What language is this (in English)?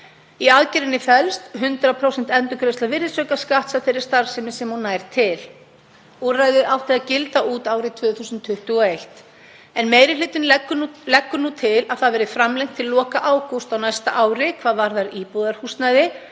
Icelandic